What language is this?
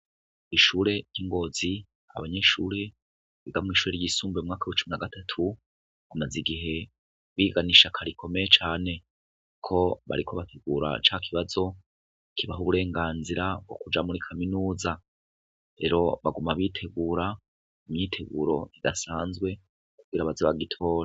Rundi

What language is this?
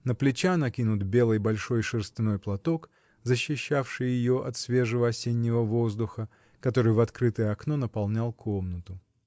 Russian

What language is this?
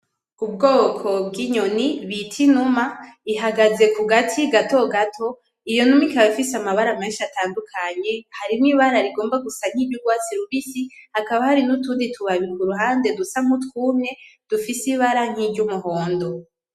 Rundi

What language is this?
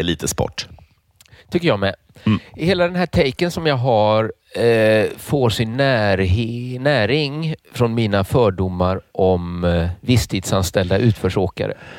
Swedish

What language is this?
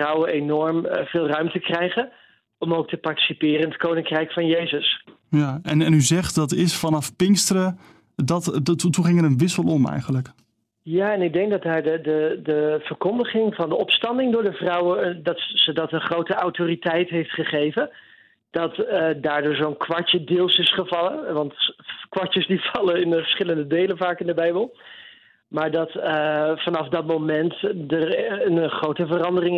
Dutch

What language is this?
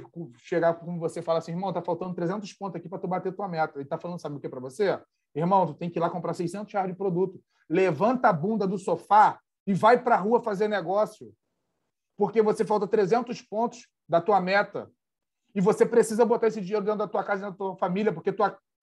Portuguese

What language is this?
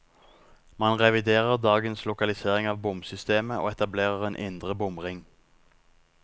Norwegian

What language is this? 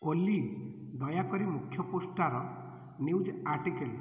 Odia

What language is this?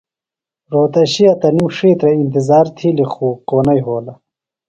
Phalura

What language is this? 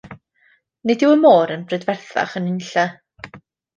Welsh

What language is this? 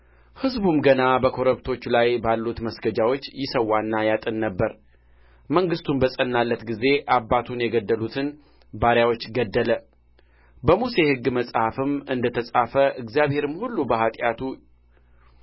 Amharic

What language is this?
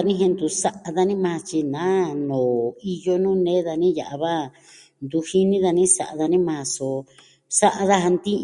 Southwestern Tlaxiaco Mixtec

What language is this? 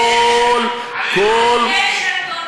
Hebrew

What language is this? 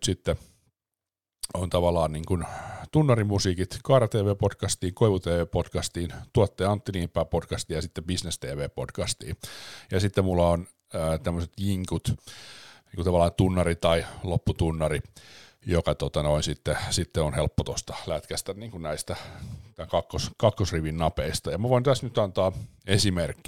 Finnish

